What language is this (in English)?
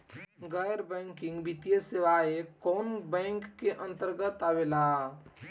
Bhojpuri